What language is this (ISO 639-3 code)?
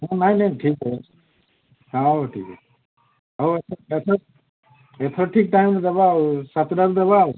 ori